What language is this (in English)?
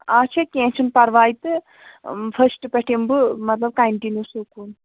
Kashmiri